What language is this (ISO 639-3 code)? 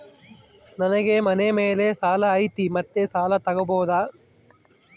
kan